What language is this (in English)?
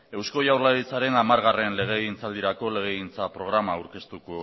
Basque